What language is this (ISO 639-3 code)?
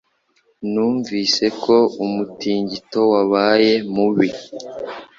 kin